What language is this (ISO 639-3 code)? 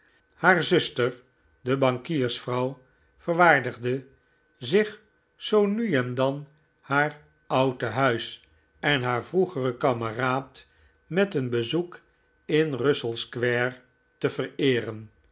nld